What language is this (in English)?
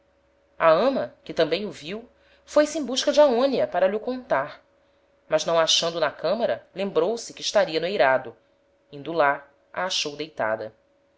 Portuguese